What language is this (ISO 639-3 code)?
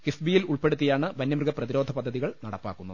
mal